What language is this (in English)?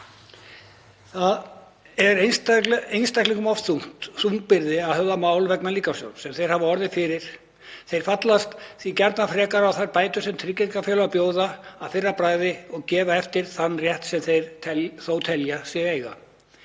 Icelandic